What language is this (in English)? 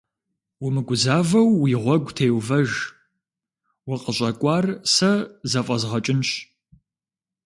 Kabardian